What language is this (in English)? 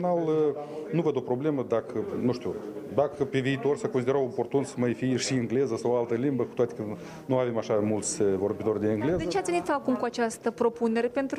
Romanian